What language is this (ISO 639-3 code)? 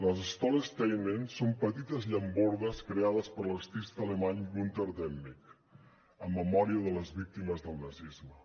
cat